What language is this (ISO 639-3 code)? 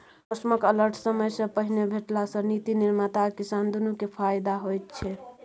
mai